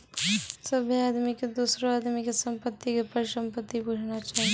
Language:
Maithili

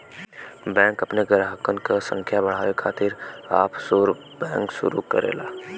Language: Bhojpuri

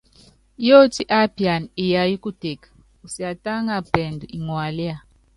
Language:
Yangben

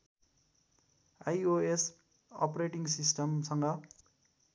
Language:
Nepali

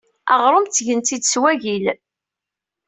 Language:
Kabyle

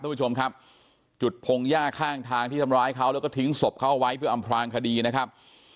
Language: Thai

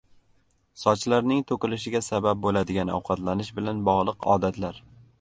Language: Uzbek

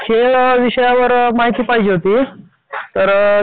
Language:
Marathi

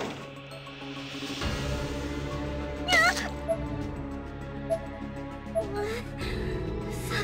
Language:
Japanese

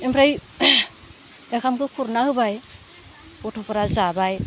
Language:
Bodo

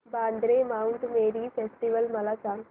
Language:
Marathi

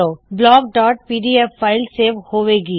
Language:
Punjabi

